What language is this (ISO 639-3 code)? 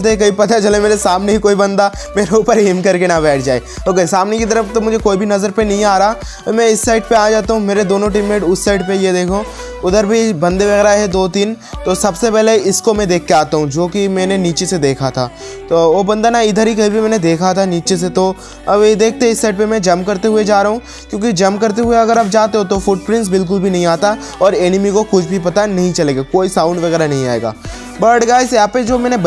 hin